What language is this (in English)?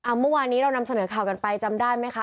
Thai